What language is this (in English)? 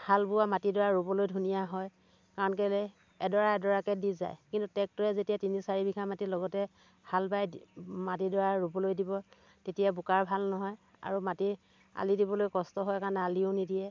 Assamese